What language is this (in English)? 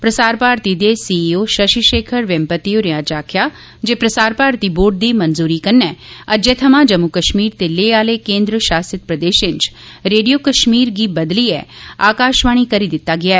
Dogri